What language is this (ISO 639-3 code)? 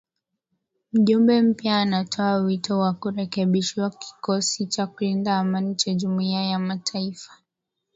swa